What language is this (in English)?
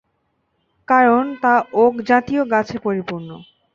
Bangla